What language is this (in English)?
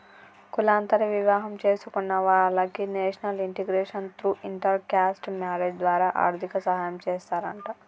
Telugu